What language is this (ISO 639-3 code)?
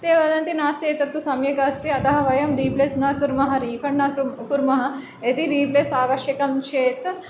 san